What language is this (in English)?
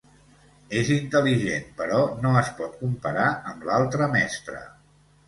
Catalan